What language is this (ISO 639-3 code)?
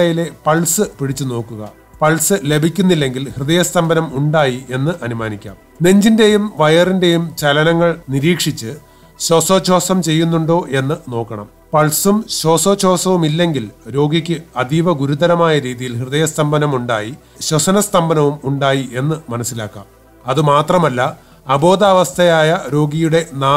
jpn